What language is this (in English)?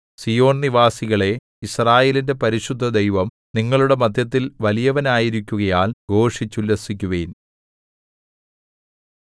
Malayalam